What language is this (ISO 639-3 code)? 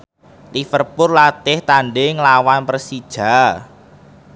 jav